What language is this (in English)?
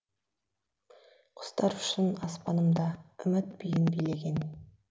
Kazakh